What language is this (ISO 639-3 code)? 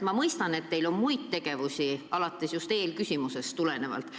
est